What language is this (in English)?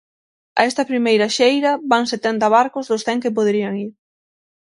Galician